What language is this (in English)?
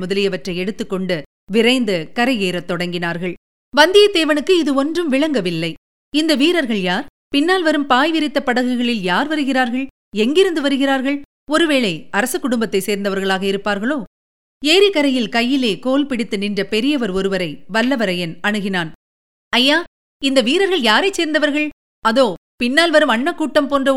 Tamil